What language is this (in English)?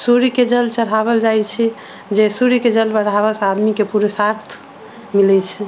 Maithili